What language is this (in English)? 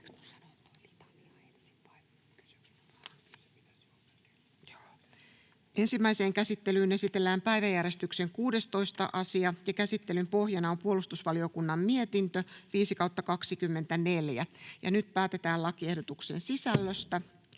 Finnish